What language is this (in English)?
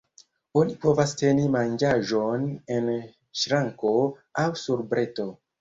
Esperanto